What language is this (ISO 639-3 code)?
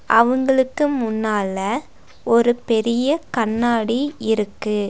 tam